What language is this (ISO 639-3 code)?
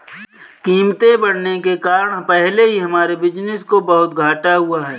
hin